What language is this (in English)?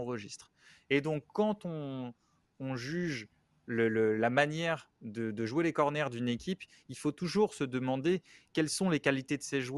French